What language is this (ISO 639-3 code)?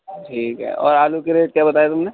urd